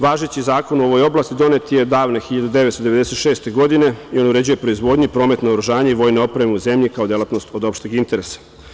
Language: Serbian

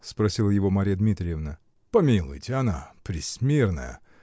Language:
Russian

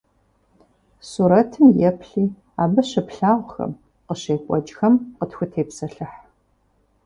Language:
Kabardian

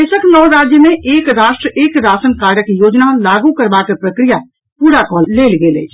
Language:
Maithili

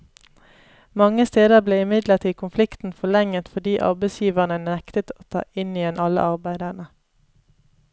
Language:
Norwegian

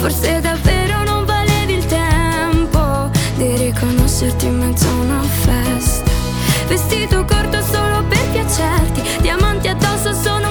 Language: Croatian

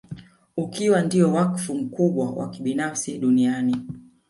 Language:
Swahili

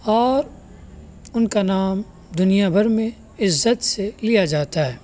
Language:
Urdu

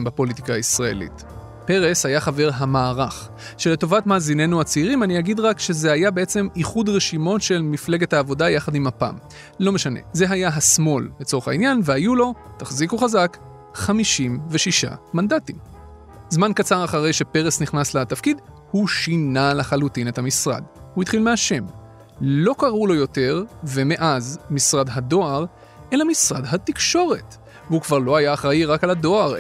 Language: Hebrew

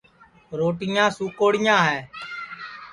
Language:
Sansi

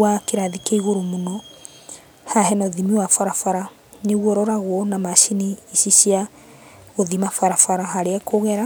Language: Kikuyu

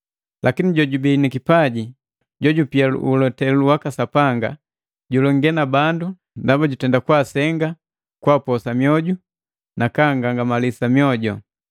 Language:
Matengo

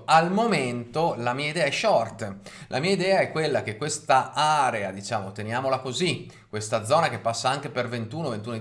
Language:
Italian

